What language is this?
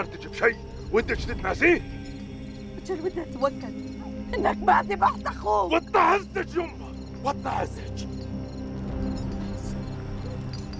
Arabic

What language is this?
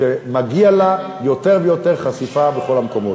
Hebrew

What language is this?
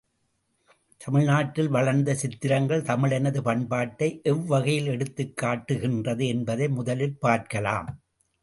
Tamil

